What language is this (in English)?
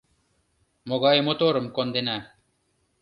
Mari